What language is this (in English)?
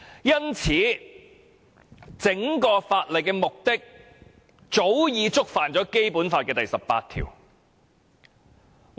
Cantonese